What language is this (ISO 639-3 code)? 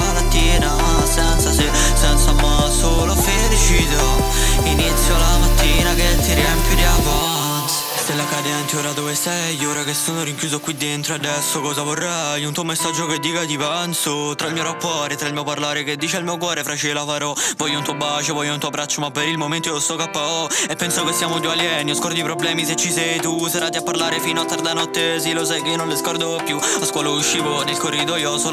ita